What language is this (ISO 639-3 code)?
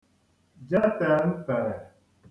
ibo